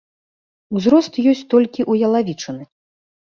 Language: Belarusian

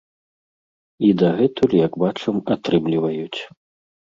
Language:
Belarusian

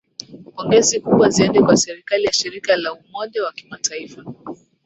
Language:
Swahili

